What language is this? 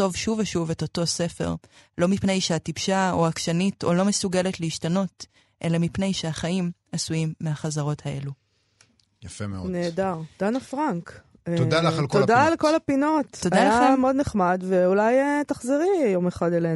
Hebrew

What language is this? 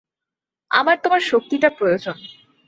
Bangla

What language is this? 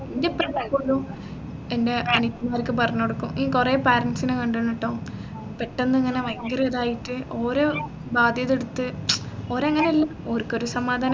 Malayalam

